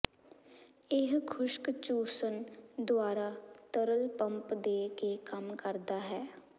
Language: Punjabi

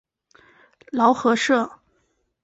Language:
Chinese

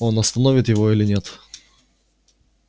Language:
Russian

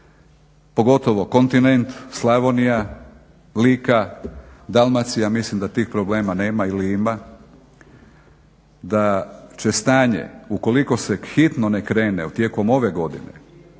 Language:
Croatian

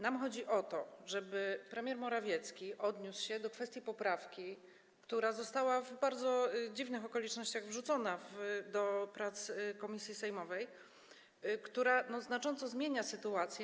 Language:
Polish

